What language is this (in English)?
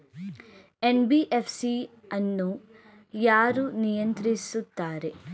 Kannada